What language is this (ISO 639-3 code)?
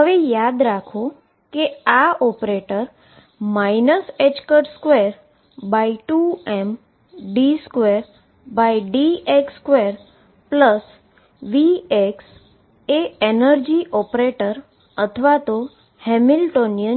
guj